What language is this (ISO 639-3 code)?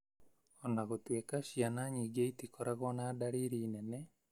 kik